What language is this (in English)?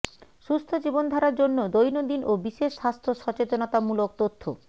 Bangla